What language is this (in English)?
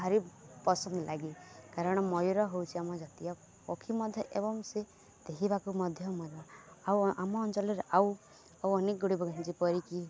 Odia